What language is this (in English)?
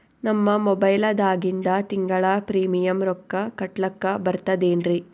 Kannada